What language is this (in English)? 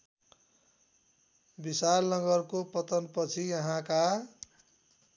Nepali